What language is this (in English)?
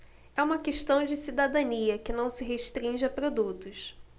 Portuguese